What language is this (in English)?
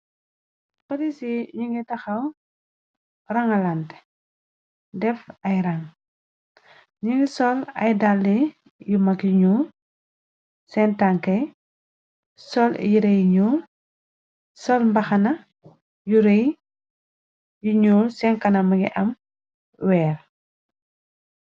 Wolof